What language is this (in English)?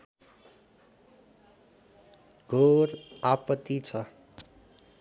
Nepali